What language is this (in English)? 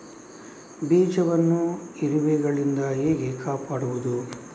Kannada